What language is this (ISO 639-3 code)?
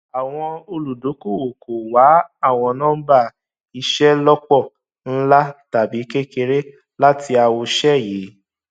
yor